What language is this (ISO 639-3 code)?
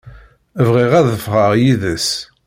kab